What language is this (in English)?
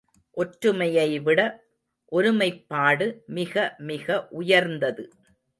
Tamil